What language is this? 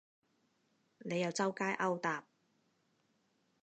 Cantonese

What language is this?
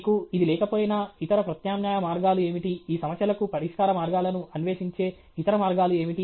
Telugu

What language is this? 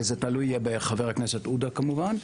Hebrew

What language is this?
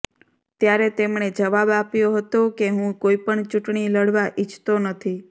Gujarati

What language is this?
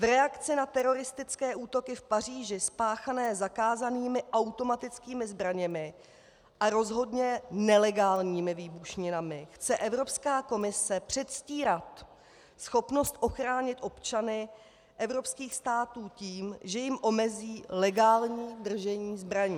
Czech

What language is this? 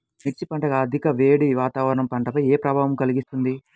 Telugu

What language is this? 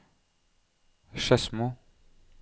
Norwegian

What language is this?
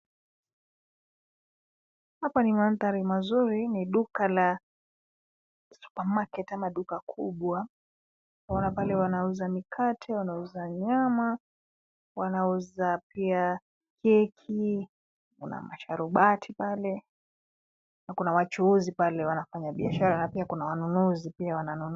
Swahili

